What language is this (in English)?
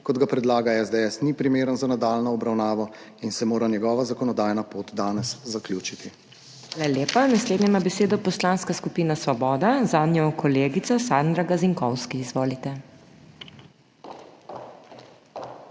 Slovenian